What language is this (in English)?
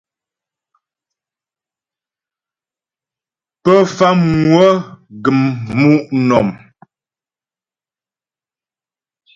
Ghomala